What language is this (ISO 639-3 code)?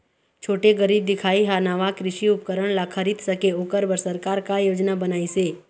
hne